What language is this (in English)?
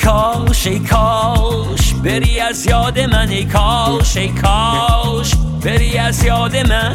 Persian